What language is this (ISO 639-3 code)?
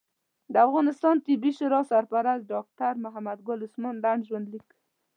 pus